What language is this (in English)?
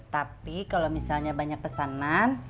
Indonesian